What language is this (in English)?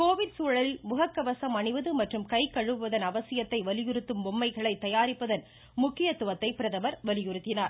Tamil